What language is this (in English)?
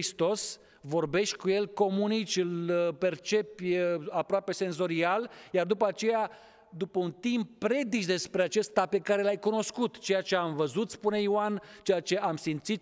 Romanian